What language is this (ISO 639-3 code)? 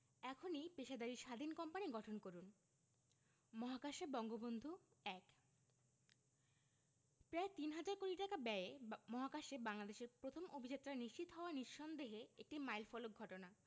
ben